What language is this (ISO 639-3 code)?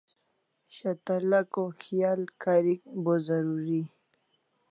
kls